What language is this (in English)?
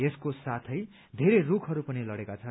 Nepali